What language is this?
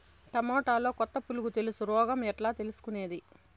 Telugu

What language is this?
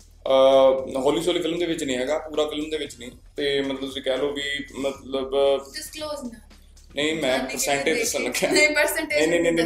Punjabi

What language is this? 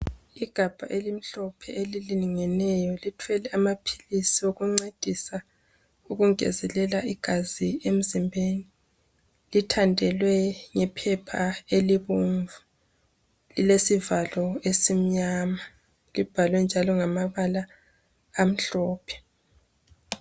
North Ndebele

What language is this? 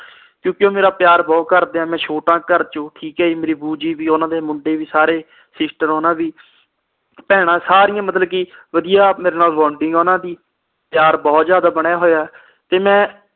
Punjabi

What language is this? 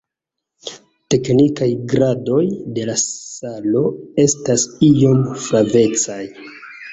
Esperanto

